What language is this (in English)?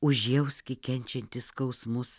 Lithuanian